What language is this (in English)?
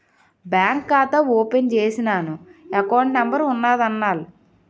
Telugu